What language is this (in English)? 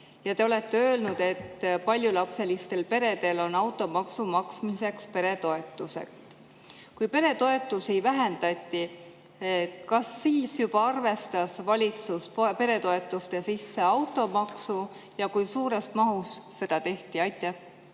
Estonian